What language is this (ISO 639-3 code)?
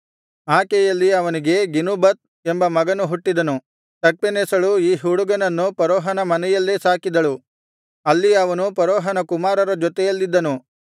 kan